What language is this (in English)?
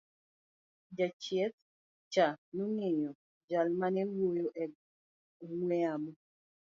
Luo (Kenya and Tanzania)